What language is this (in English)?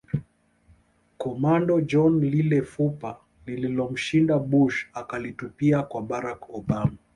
Swahili